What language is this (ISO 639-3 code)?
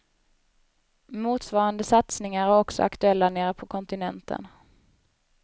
swe